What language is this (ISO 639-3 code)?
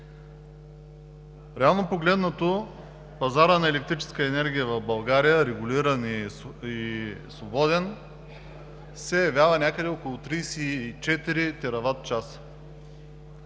bul